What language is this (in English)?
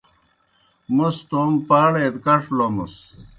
Kohistani Shina